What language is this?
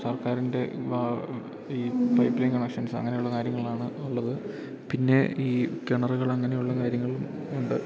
Malayalam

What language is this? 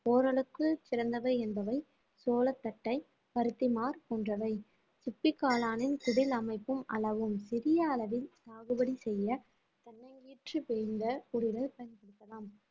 Tamil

